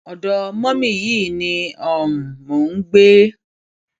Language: Yoruba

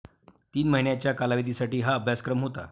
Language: Marathi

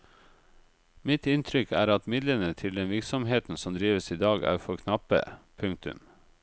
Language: Norwegian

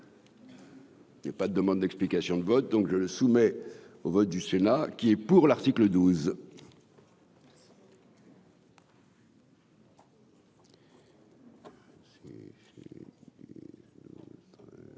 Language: French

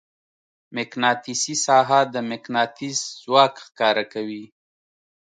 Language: Pashto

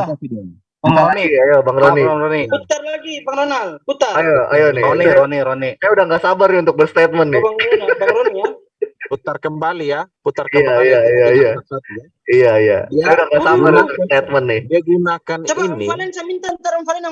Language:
Indonesian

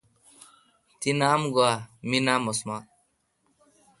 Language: Kalkoti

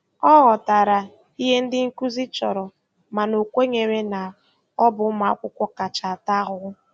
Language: Igbo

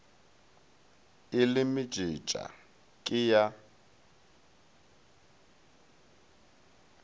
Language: Northern Sotho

